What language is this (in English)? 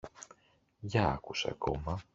Greek